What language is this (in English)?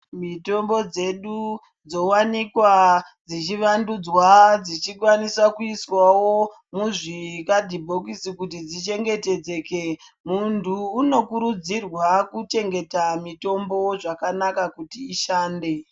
Ndau